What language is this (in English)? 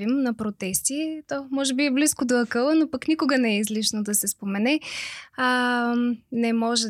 Bulgarian